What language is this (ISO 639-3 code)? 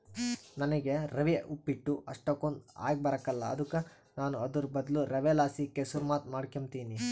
kan